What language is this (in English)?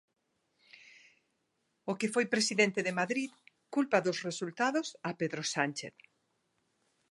Galician